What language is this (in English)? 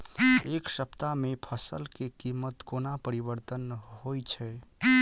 Maithili